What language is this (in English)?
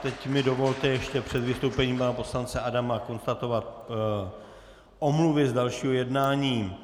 Czech